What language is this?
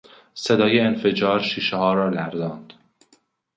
Persian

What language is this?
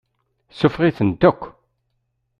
Kabyle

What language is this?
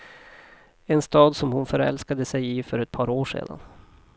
Swedish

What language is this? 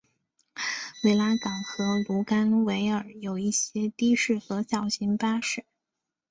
Chinese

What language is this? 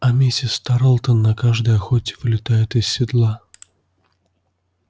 Russian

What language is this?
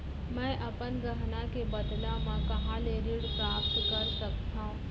Chhattisgarhi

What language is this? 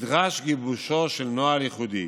Hebrew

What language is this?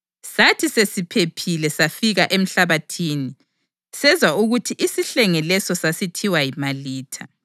North Ndebele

